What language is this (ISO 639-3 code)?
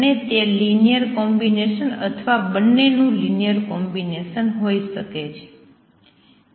guj